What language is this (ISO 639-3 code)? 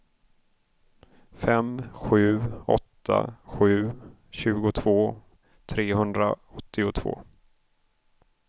swe